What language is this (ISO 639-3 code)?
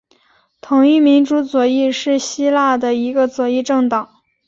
zho